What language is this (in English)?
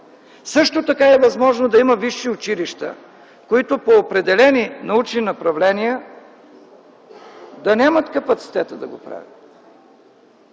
Bulgarian